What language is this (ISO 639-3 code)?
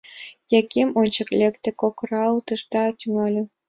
chm